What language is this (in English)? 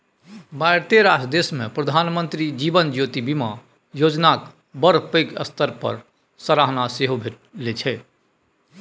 Maithili